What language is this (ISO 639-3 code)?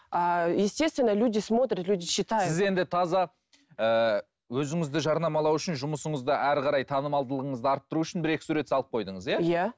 kaz